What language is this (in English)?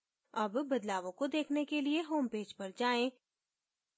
Hindi